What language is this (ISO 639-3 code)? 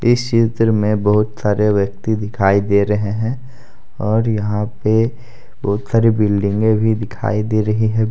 hin